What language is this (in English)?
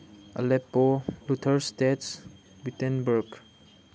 Manipuri